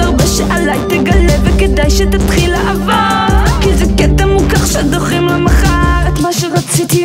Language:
Hebrew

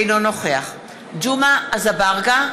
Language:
Hebrew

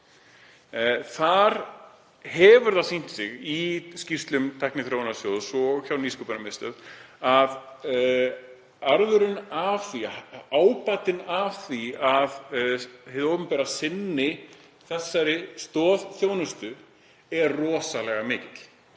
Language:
Icelandic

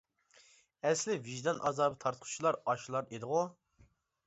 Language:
Uyghur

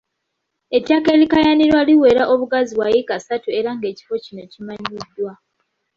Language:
Ganda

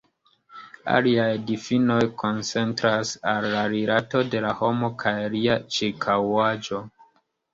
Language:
Esperanto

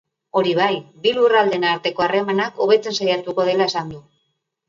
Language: Basque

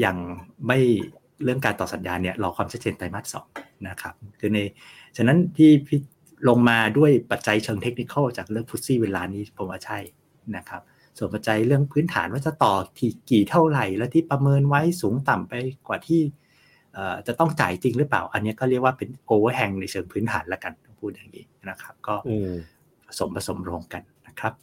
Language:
Thai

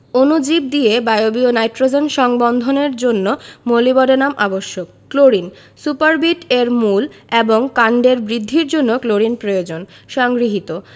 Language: Bangla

